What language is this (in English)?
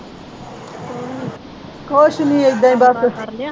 Punjabi